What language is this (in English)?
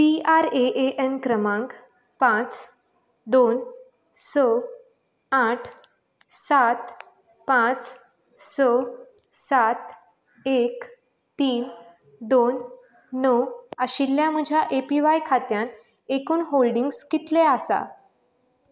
Konkani